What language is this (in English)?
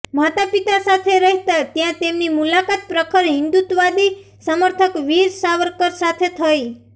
Gujarati